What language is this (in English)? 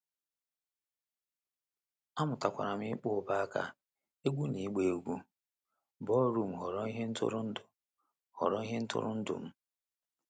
Igbo